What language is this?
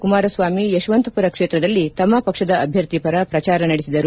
Kannada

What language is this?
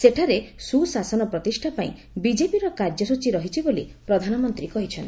Odia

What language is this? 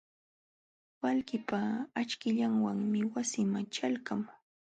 Jauja Wanca Quechua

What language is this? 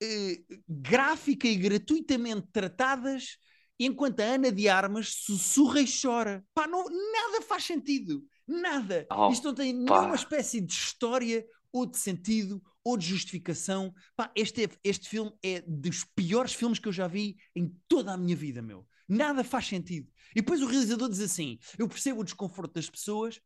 Portuguese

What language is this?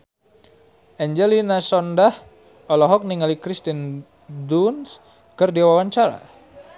Sundanese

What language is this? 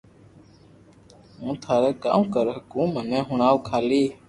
Loarki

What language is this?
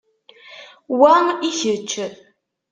Kabyle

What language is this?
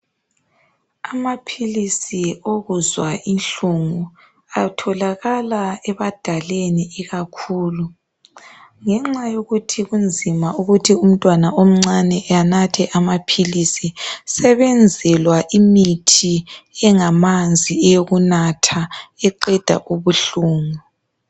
North Ndebele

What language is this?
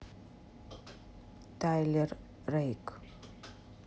Russian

